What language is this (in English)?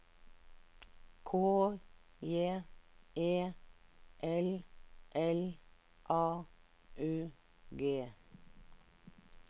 Norwegian